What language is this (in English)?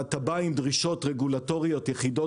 Hebrew